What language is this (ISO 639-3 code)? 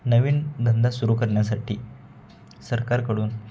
mar